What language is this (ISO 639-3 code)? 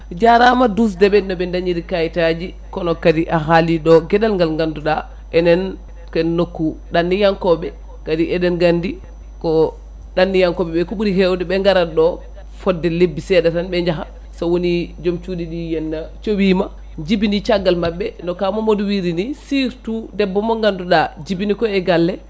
ful